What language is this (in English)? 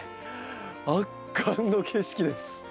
Japanese